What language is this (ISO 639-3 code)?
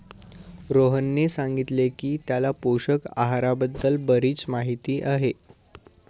mar